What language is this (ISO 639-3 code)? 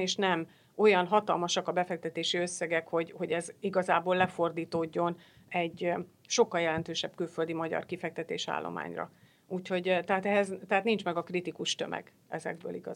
hun